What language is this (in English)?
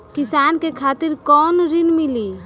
Bhojpuri